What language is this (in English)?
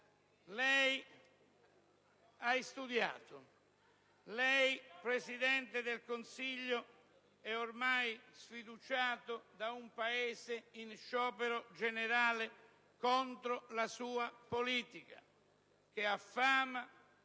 Italian